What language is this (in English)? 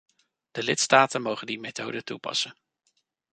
Dutch